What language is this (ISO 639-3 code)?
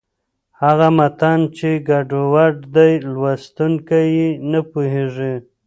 pus